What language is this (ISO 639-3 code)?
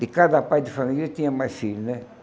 por